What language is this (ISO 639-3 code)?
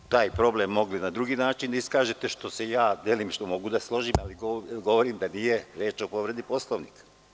srp